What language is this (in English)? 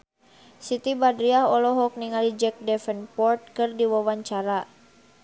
Sundanese